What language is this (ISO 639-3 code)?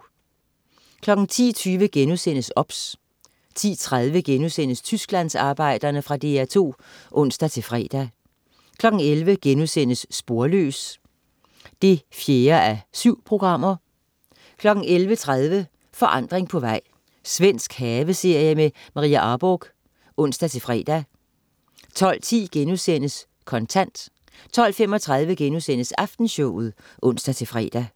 dan